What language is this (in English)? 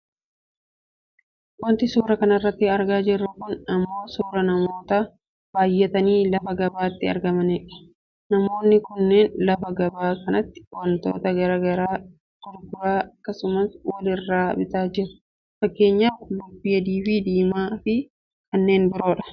Oromo